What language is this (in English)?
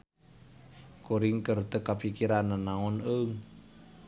Sundanese